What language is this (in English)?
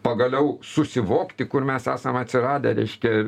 Lithuanian